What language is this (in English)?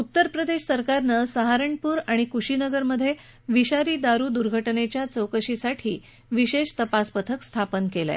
Marathi